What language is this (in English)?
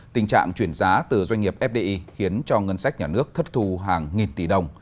Vietnamese